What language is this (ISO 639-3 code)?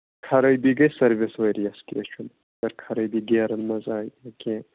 kas